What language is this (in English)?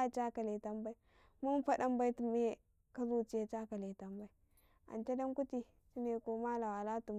Karekare